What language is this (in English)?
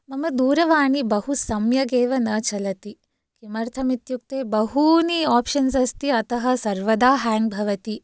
Sanskrit